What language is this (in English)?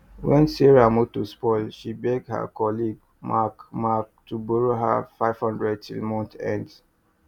Nigerian Pidgin